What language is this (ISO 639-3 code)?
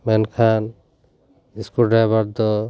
sat